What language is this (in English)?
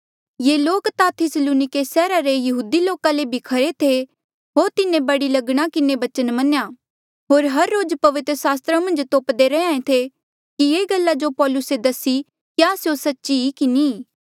Mandeali